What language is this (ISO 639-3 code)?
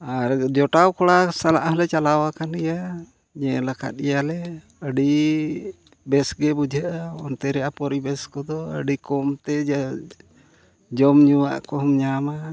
sat